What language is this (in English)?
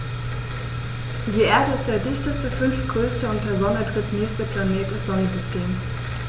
German